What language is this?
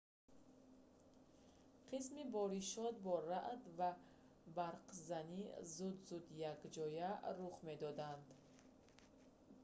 Tajik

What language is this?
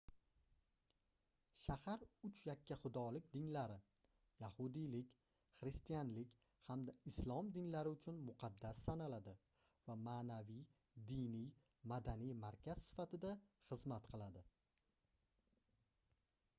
Uzbek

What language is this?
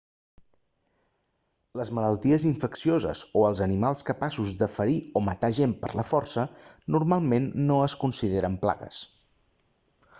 Catalan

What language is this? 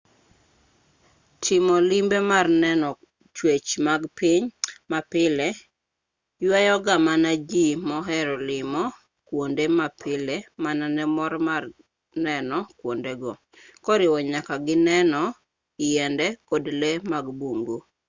Luo (Kenya and Tanzania)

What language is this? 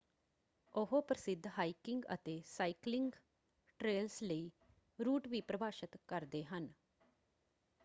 Punjabi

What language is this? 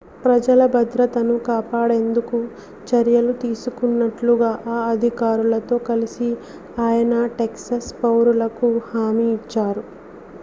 Telugu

